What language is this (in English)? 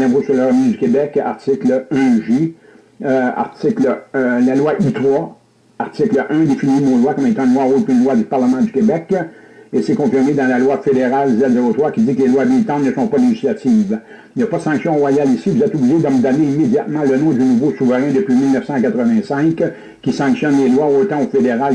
French